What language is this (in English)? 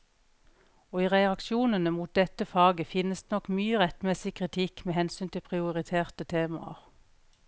Norwegian